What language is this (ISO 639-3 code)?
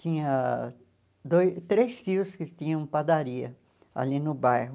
por